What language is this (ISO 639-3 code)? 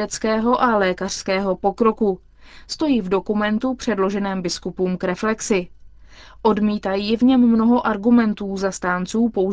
ces